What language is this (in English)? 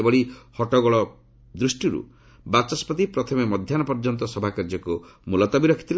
Odia